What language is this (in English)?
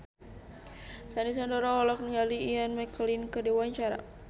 Sundanese